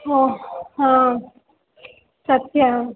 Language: Sanskrit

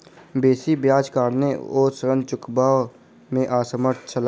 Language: Maithili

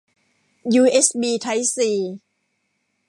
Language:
Thai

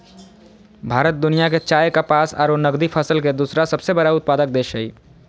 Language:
Magahi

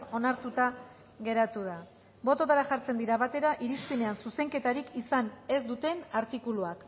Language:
Basque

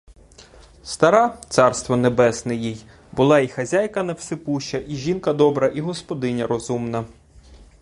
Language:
Ukrainian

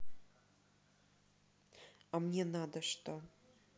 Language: Russian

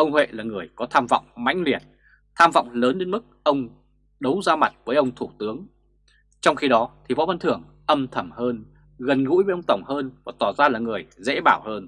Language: Vietnamese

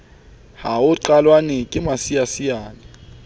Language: Southern Sotho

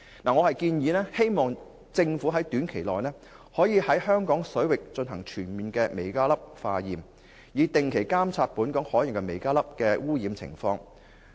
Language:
Cantonese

